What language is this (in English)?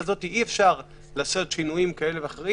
Hebrew